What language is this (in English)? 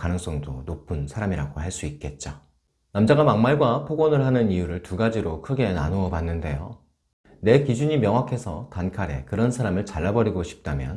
Korean